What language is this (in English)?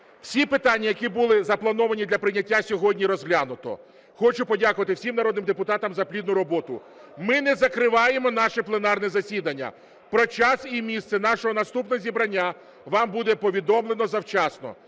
Ukrainian